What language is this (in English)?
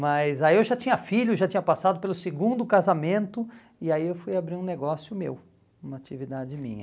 Portuguese